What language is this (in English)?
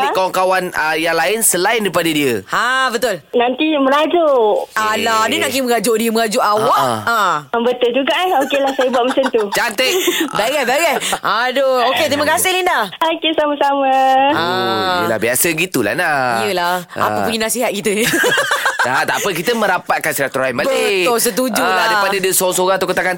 Malay